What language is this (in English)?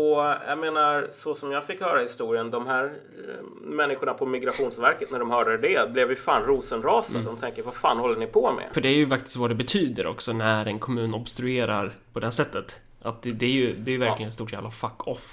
Swedish